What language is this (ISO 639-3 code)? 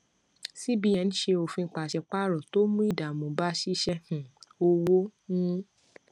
yor